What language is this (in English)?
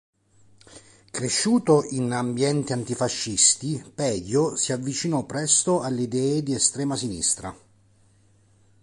Italian